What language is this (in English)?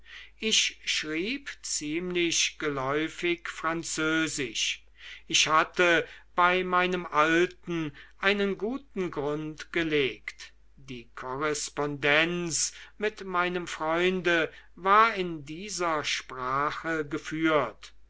German